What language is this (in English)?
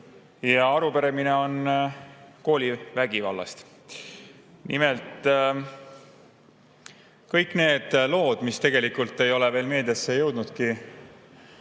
Estonian